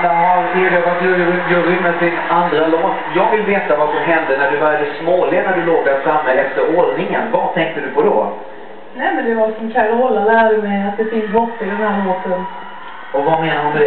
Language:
Swedish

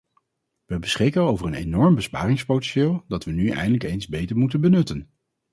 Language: Dutch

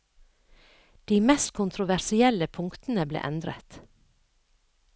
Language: Norwegian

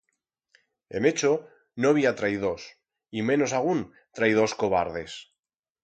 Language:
Aragonese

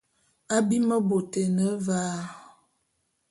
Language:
Bulu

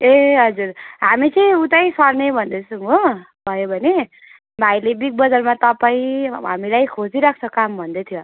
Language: Nepali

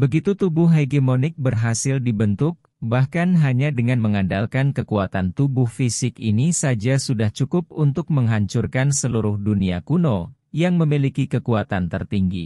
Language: Indonesian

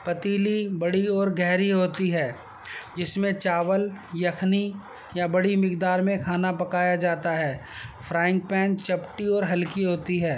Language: Urdu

